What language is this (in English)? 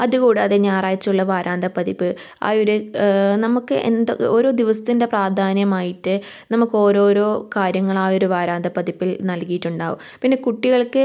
Malayalam